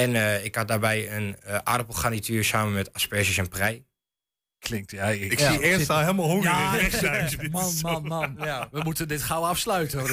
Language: Dutch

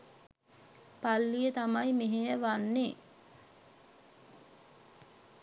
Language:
Sinhala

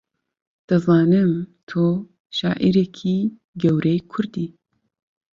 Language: Central Kurdish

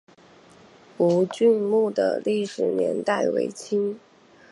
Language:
Chinese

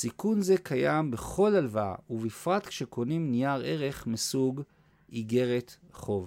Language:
Hebrew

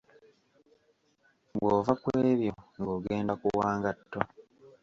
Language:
Ganda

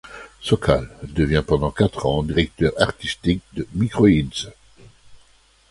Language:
French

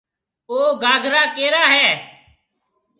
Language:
Marwari (Pakistan)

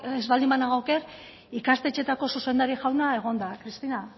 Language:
Basque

